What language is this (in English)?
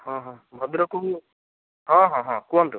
Odia